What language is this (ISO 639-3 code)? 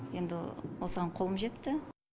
kaz